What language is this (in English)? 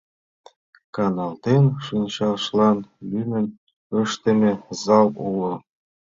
Mari